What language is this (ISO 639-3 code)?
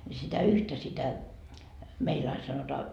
fin